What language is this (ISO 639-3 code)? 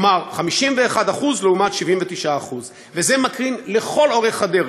heb